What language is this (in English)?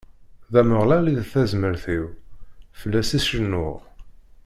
Kabyle